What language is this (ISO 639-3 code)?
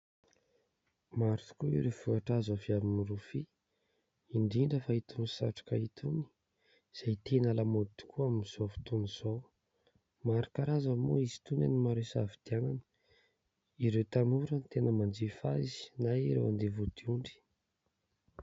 mlg